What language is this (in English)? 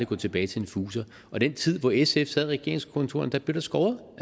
Danish